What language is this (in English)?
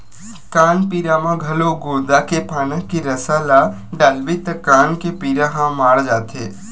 Chhattisgarhi